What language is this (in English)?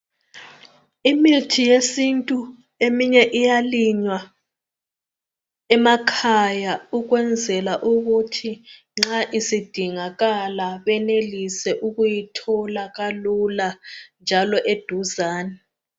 North Ndebele